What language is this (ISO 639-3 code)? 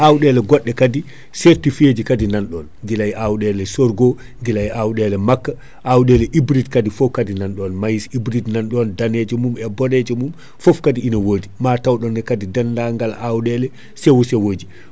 ful